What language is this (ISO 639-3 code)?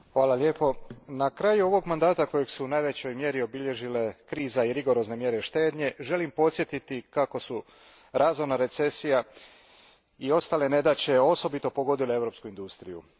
hrv